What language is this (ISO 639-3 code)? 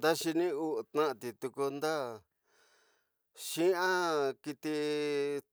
mtx